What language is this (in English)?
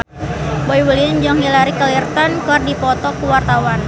Sundanese